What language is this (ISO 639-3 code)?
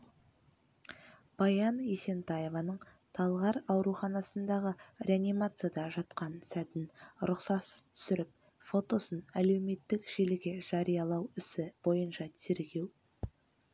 kaz